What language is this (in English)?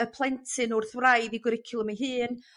Welsh